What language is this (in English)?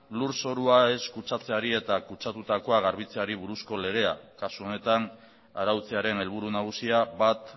Basque